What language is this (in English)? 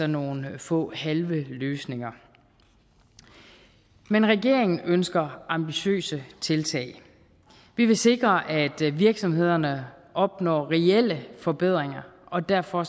Danish